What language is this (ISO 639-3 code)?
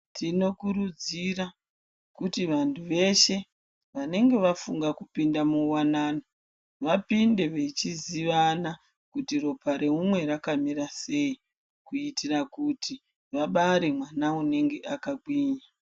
ndc